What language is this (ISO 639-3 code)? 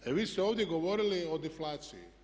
hrv